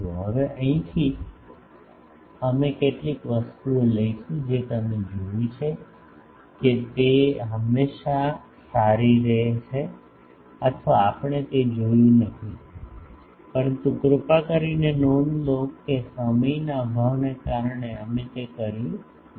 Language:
Gujarati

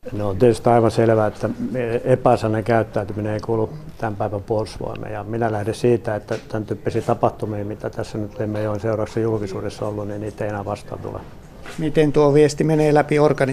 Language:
Finnish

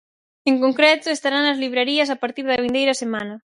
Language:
Galician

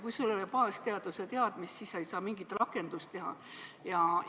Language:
Estonian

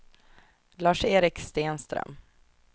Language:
Swedish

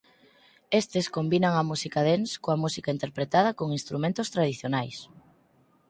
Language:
Galician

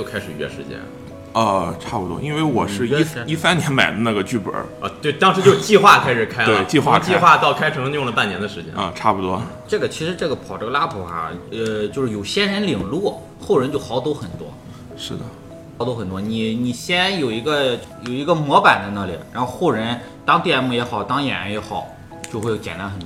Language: Chinese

